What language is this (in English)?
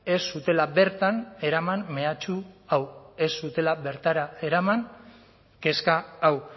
Basque